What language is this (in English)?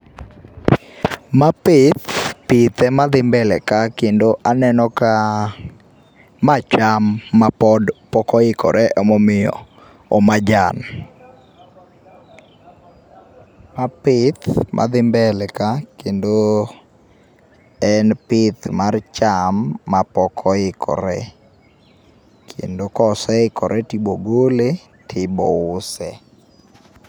Luo (Kenya and Tanzania)